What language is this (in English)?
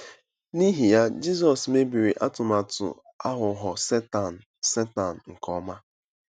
Igbo